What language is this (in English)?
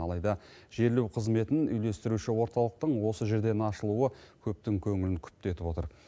Kazakh